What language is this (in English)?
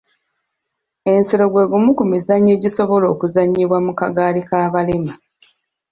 Ganda